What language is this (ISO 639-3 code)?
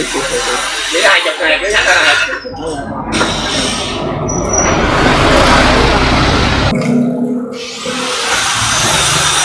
vie